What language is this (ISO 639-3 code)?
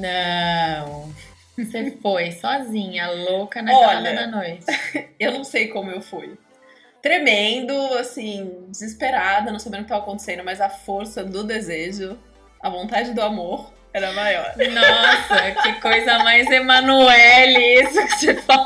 por